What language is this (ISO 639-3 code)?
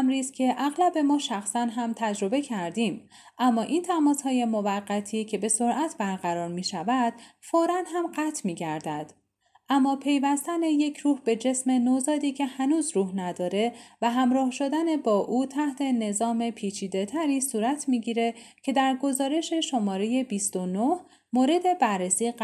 fas